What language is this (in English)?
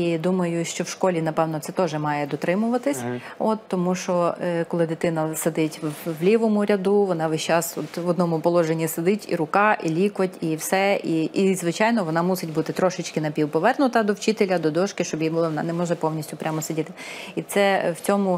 Ukrainian